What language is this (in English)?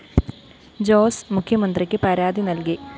Malayalam